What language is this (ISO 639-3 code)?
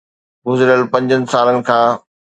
snd